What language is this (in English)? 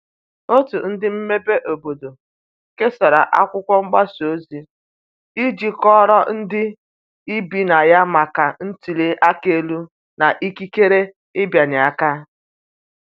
Igbo